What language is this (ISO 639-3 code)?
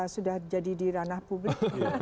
ind